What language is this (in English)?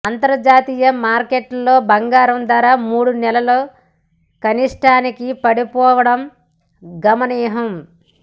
Telugu